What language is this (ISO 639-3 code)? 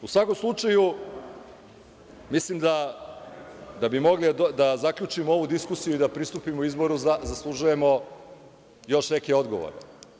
srp